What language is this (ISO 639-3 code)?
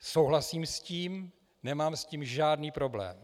ces